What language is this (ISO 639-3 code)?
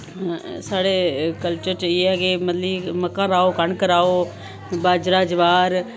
doi